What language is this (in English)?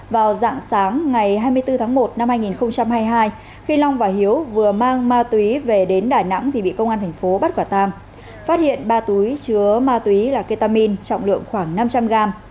Vietnamese